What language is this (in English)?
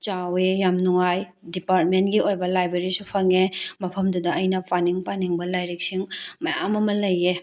Manipuri